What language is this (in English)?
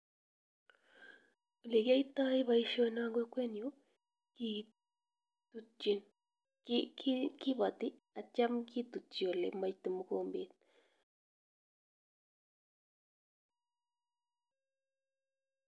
Kalenjin